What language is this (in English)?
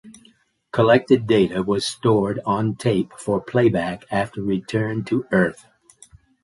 English